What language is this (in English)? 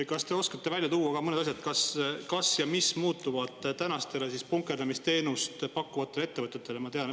Estonian